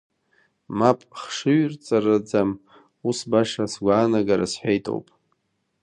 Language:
Abkhazian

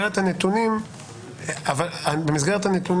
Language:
Hebrew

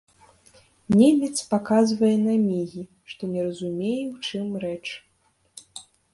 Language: Belarusian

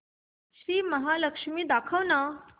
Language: Marathi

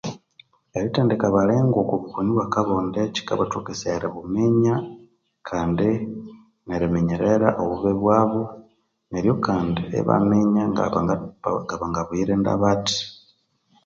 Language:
Konzo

